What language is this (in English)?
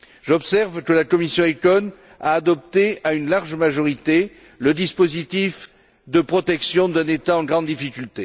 French